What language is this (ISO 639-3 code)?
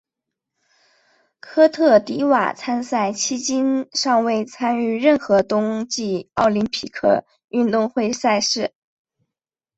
zho